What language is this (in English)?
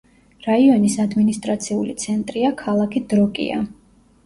Georgian